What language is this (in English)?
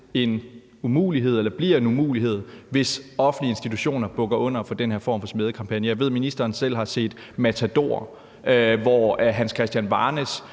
Danish